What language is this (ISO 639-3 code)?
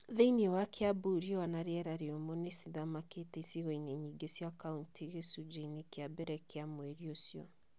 kik